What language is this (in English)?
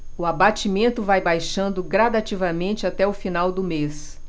Portuguese